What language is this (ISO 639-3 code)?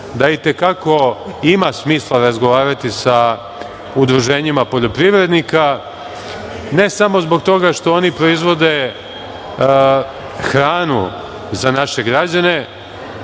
srp